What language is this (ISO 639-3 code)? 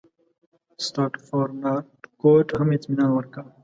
pus